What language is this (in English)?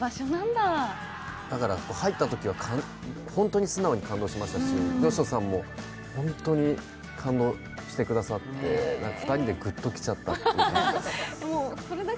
Japanese